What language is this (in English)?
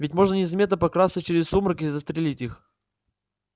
Russian